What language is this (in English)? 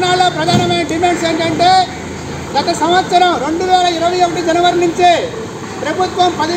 Indonesian